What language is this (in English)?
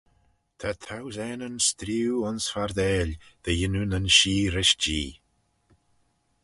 Manx